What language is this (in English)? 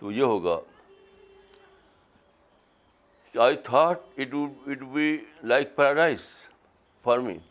Urdu